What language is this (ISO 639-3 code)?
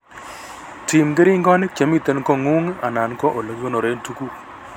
kln